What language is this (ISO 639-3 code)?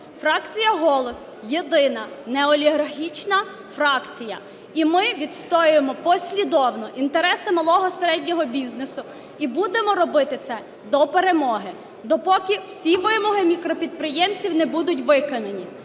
ukr